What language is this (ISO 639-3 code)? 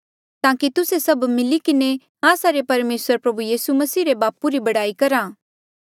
mjl